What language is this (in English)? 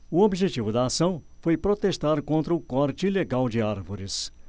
Portuguese